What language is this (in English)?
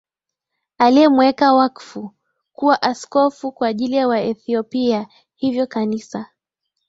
Swahili